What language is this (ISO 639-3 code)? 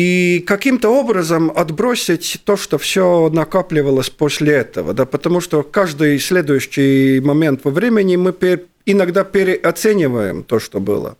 rus